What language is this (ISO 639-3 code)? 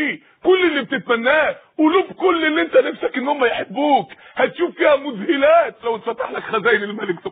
ara